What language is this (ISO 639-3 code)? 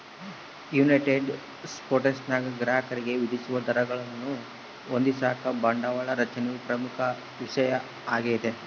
kan